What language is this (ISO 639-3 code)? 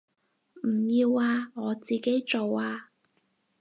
yue